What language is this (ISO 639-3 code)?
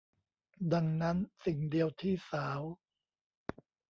tha